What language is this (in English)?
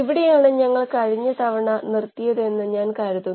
Malayalam